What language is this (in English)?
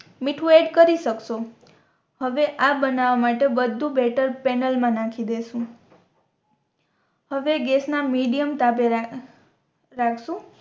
Gujarati